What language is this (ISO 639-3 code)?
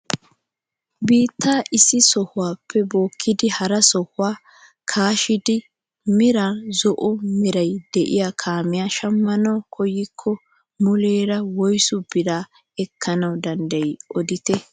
wal